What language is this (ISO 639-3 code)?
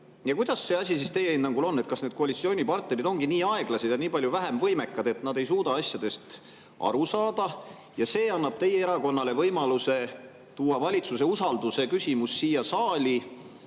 est